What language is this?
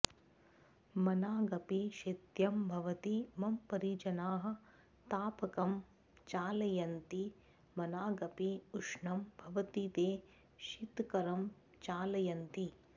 Sanskrit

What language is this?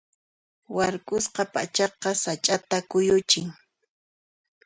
Puno Quechua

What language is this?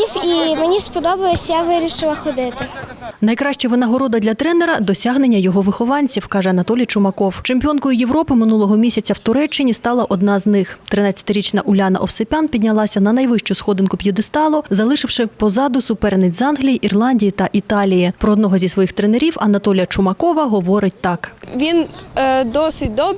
Ukrainian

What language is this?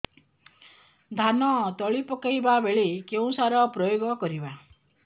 Odia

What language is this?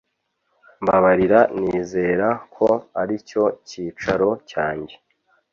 Kinyarwanda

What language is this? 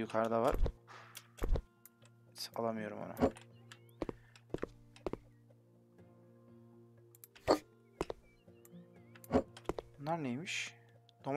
Turkish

